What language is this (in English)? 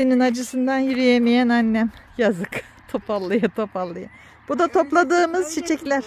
Turkish